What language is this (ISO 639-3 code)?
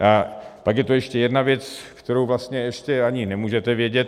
ces